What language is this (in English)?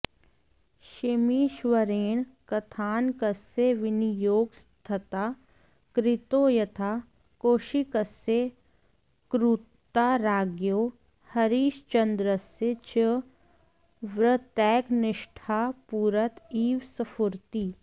Sanskrit